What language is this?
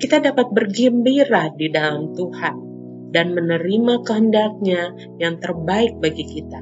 Indonesian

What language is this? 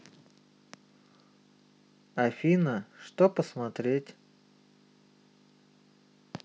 Russian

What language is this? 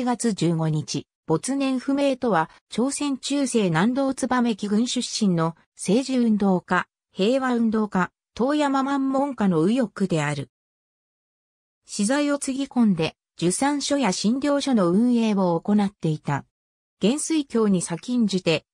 Japanese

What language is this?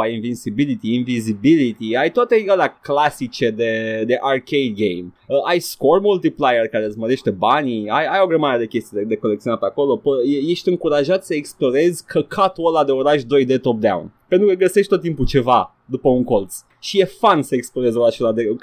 Romanian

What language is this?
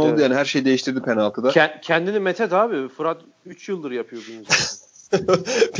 Turkish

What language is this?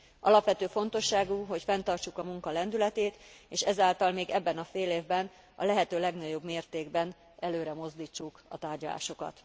Hungarian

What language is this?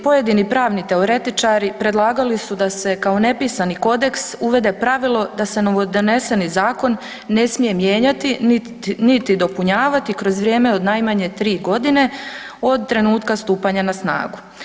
Croatian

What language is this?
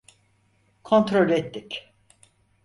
Turkish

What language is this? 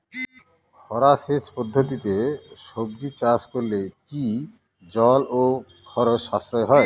Bangla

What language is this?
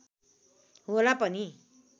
Nepali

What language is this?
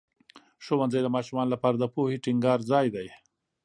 Pashto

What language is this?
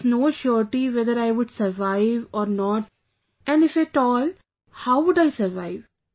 English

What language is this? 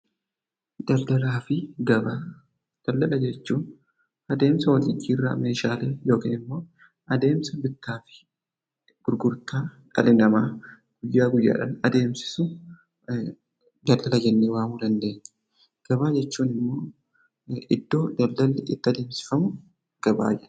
Oromo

